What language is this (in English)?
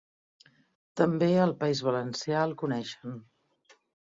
Catalan